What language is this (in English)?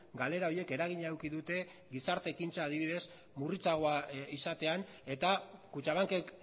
Basque